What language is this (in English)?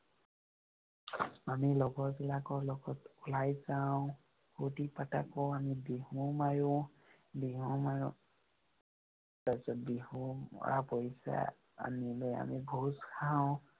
Assamese